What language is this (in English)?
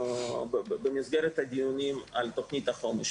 Hebrew